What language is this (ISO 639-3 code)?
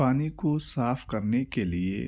urd